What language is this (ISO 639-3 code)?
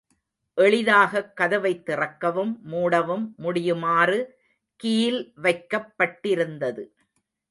tam